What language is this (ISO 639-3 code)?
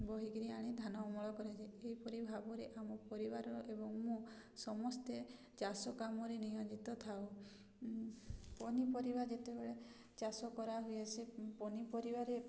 ori